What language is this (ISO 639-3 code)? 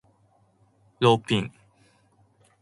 jpn